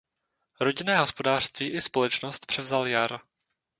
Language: Czech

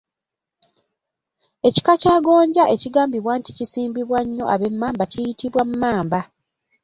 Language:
Ganda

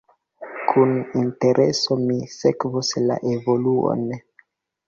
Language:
Esperanto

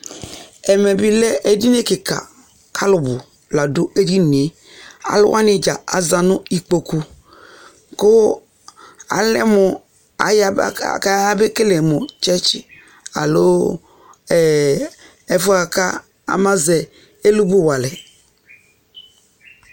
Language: Ikposo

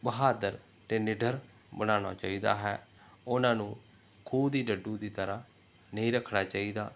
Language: Punjabi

